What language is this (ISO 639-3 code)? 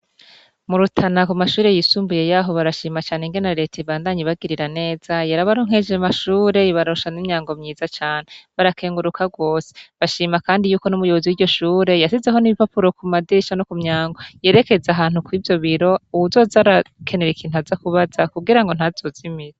run